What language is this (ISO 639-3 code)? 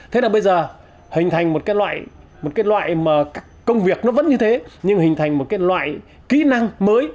vie